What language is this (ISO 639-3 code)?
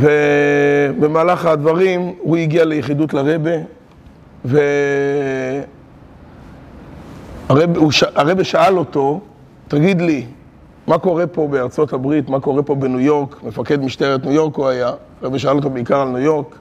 heb